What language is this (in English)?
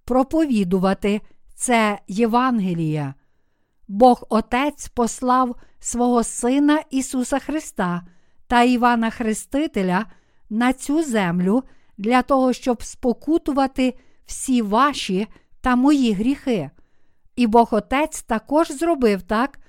Ukrainian